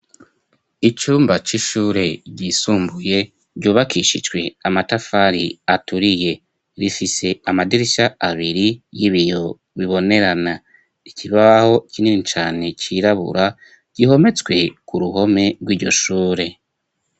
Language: Rundi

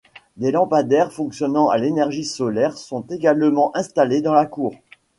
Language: French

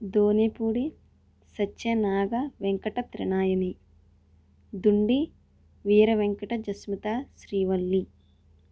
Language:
Telugu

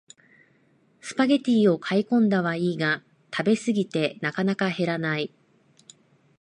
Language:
Japanese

